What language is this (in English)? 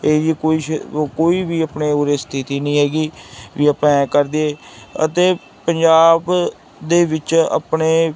Punjabi